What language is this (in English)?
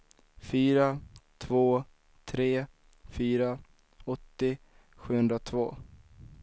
Swedish